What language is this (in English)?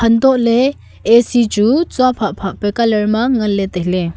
Wancho Naga